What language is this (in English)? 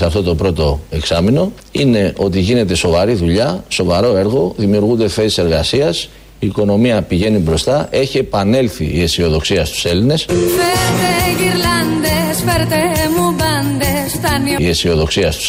Greek